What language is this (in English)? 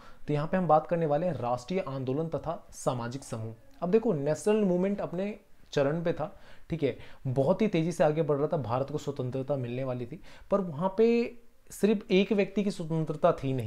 Hindi